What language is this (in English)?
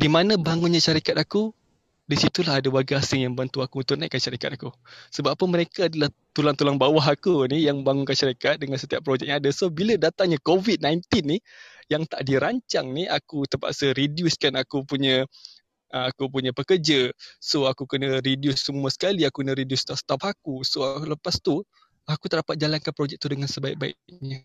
Malay